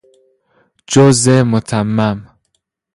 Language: Persian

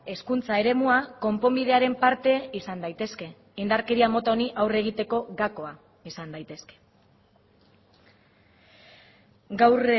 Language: Basque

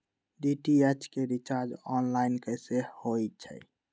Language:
Magahi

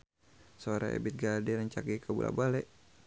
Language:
Sundanese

